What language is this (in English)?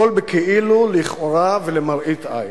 Hebrew